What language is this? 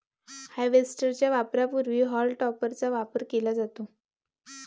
Marathi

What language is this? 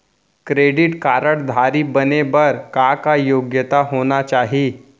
Chhattisgarhi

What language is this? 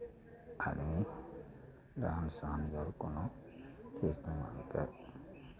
Maithili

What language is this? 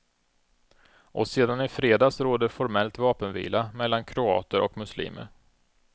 Swedish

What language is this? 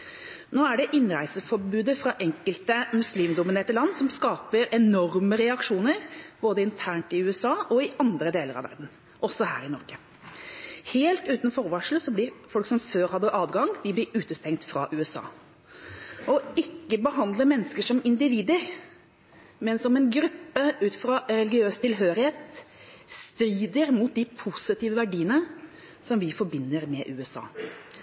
Norwegian Bokmål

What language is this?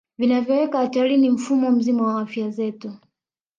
Swahili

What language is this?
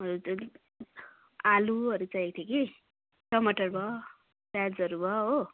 Nepali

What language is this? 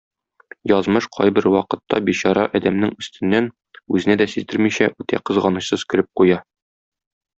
Tatar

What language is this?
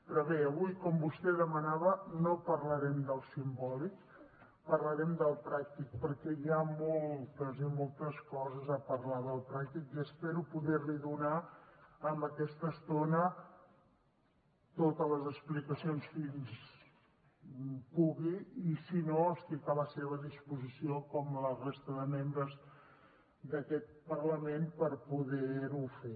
Catalan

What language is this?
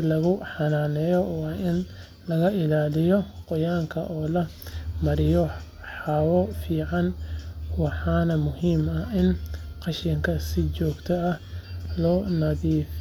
Somali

